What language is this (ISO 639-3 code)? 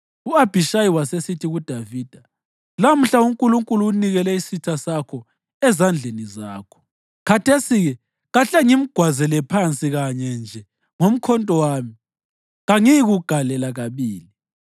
nde